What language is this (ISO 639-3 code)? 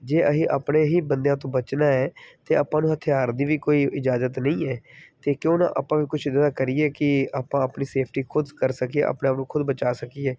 pan